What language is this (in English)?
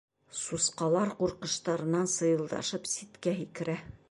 Bashkir